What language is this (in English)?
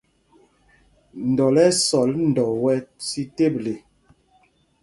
Mpumpong